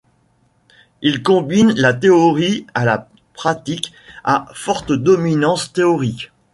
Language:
French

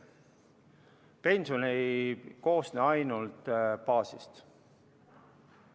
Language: Estonian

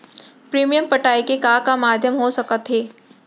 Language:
Chhattisgarhi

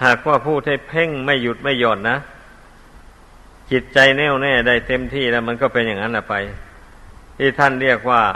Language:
Thai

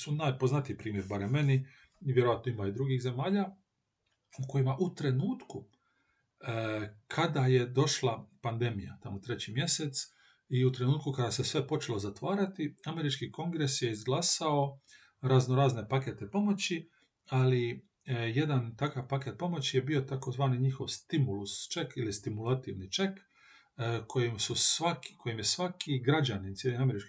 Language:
Croatian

